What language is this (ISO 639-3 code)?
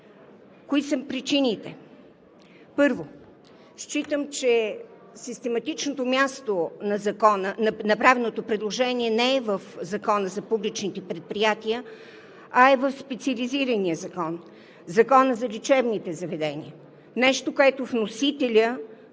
bul